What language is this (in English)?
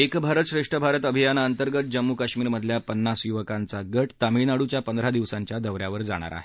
Marathi